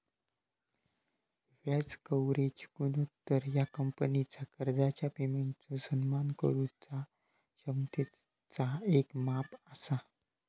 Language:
Marathi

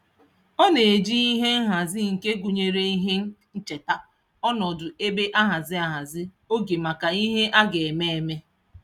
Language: Igbo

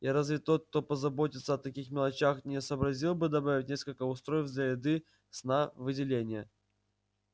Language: Russian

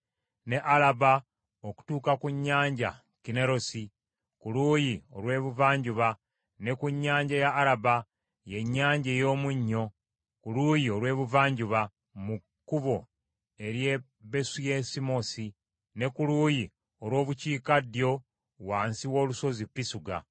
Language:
Ganda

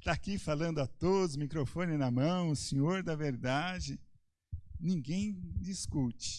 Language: Portuguese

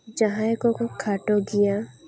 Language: Santali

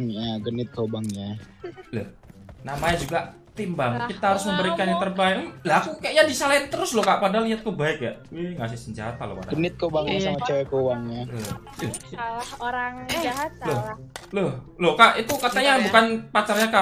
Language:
Indonesian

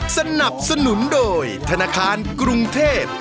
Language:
Thai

